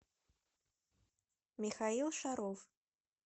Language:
Russian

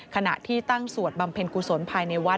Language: Thai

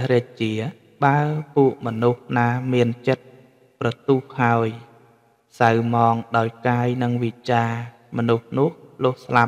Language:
Thai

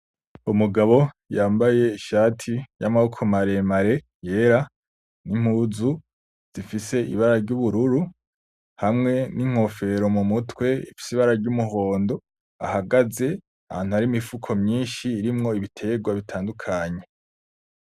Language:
Rundi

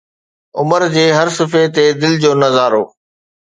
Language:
Sindhi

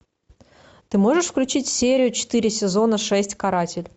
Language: Russian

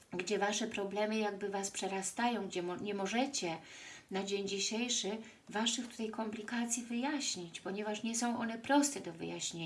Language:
Polish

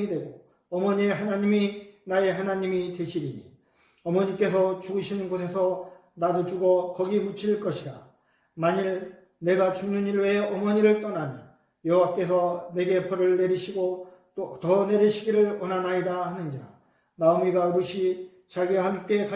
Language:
Korean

